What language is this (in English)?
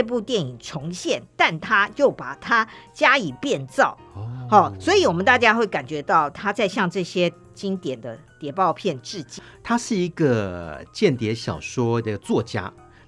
Chinese